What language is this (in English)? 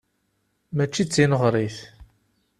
Kabyle